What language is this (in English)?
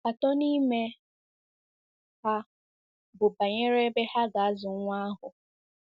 Igbo